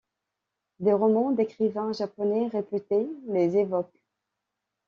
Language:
French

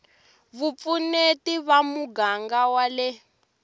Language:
Tsonga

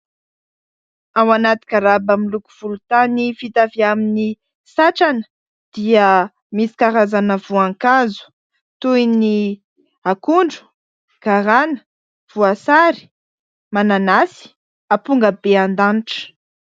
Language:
Malagasy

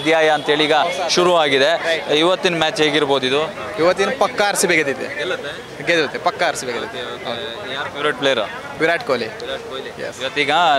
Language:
Kannada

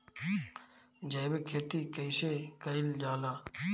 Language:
Bhojpuri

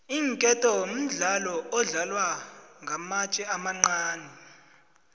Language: South Ndebele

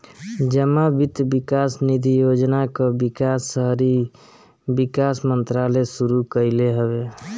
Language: Bhojpuri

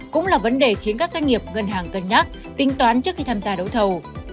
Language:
Vietnamese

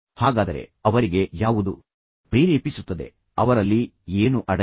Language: Kannada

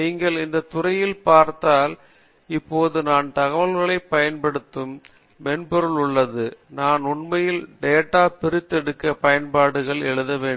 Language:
Tamil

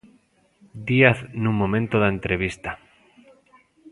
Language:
Galician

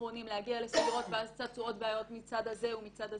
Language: Hebrew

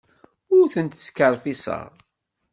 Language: Kabyle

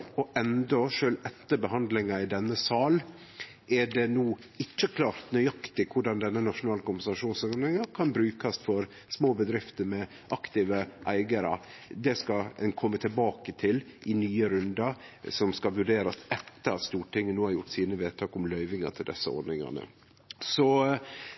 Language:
Norwegian Nynorsk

